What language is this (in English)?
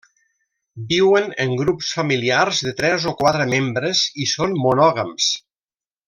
Catalan